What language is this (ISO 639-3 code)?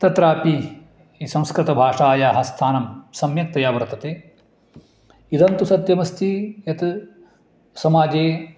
san